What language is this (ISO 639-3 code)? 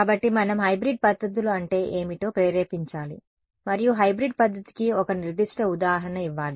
tel